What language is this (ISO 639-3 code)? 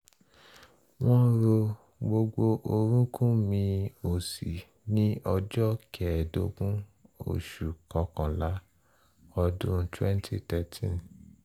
yor